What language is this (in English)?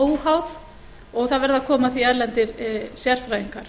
Icelandic